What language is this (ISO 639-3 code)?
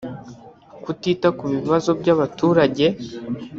kin